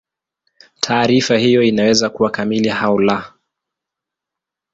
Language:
Swahili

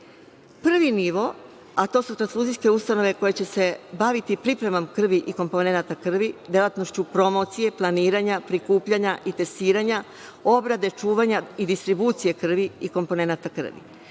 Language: Serbian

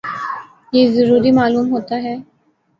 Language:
Urdu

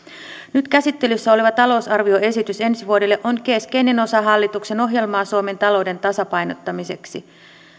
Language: Finnish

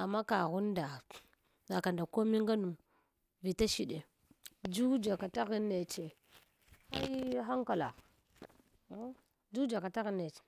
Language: Hwana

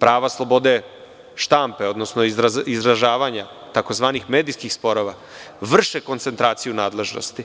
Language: Serbian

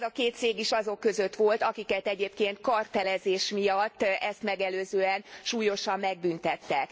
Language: Hungarian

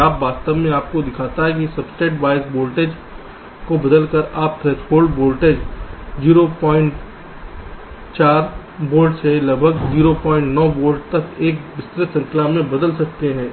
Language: Hindi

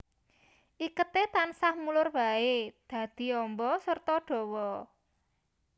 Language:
Javanese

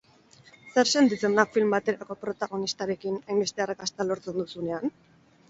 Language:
Basque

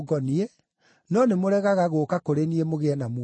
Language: Kikuyu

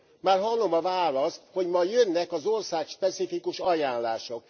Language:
Hungarian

